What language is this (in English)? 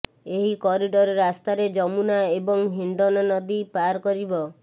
Odia